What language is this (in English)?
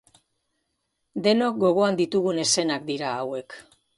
Basque